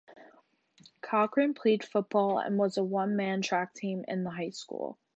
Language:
English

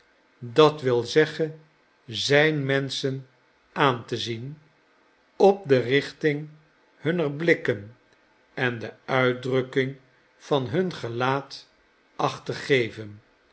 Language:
Dutch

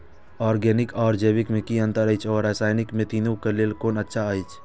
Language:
Maithili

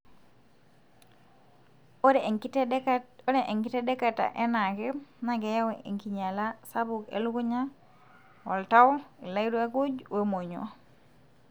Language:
Masai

